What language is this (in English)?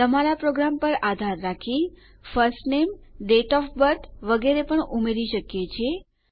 Gujarati